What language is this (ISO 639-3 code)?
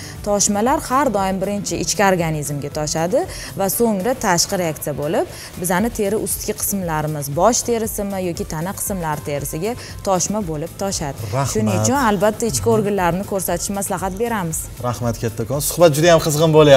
tur